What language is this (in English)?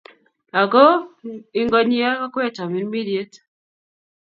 Kalenjin